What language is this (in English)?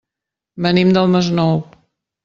Catalan